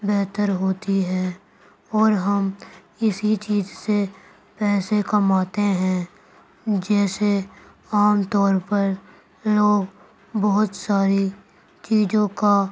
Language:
Urdu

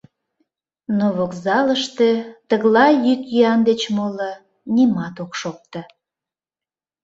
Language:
Mari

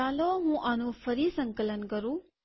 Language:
Gujarati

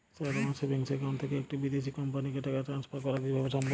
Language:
Bangla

